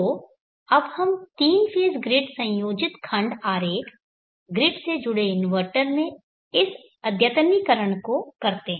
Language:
Hindi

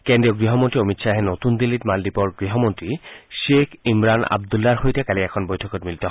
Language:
Assamese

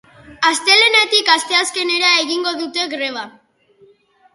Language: Basque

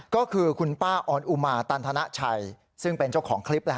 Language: Thai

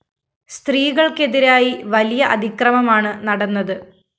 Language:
Malayalam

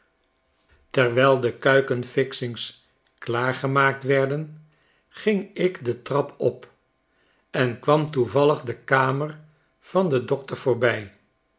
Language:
Dutch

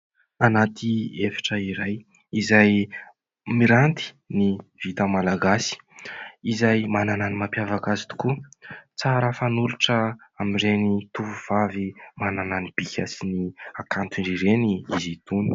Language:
Malagasy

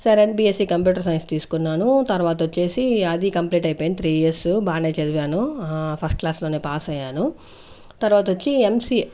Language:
Telugu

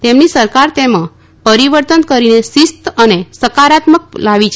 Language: Gujarati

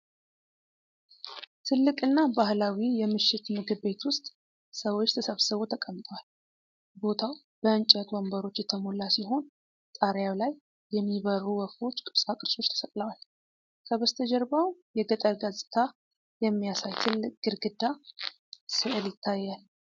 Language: Amharic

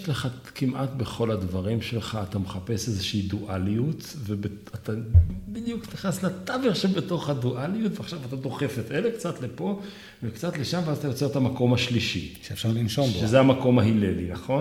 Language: Hebrew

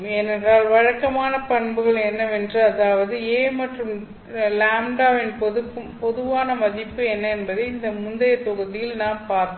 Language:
Tamil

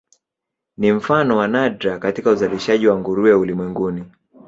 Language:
Swahili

